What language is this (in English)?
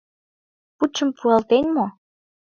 Mari